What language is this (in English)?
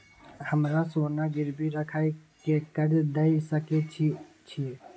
Maithili